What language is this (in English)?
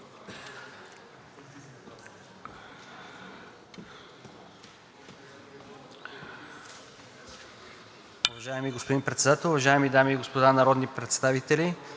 Bulgarian